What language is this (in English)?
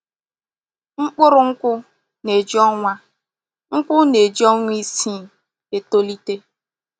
Igbo